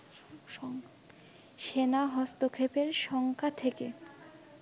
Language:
Bangla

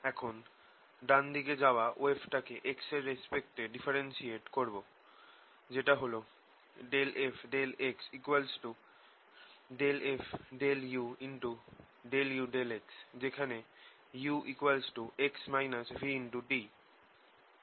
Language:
Bangla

